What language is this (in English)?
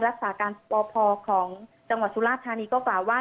Thai